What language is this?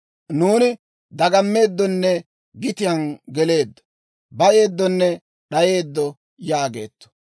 Dawro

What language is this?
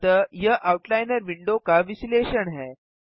Hindi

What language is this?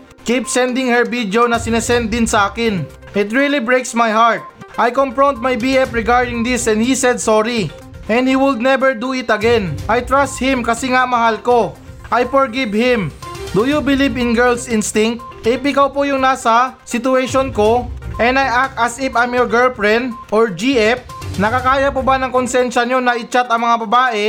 Filipino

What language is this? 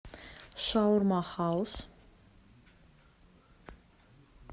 Russian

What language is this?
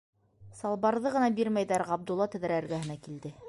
Bashkir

